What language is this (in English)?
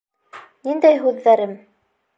Bashkir